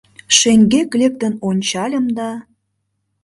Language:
Mari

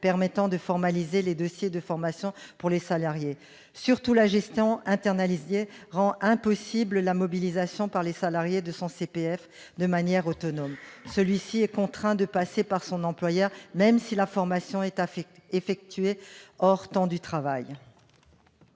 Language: French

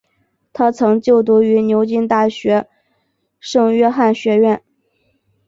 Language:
Chinese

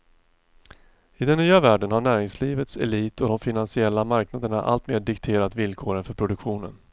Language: Swedish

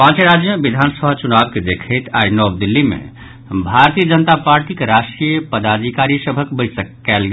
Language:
Maithili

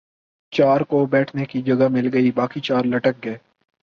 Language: Urdu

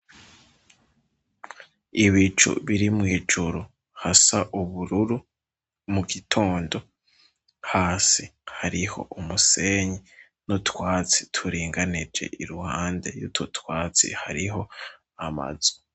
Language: Rundi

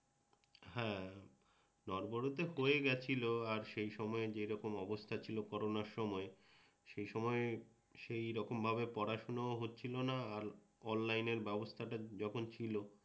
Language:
Bangla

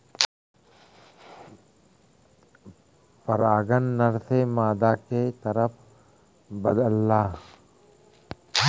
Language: Bhojpuri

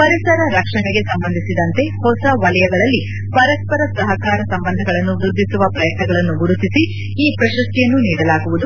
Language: Kannada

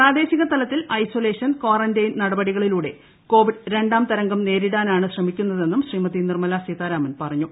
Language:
Malayalam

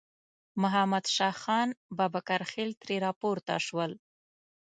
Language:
Pashto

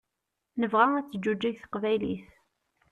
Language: Kabyle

